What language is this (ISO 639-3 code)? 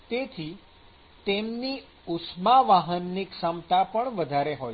guj